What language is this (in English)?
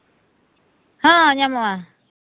Santali